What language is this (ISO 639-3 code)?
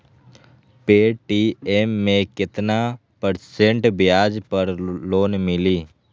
mag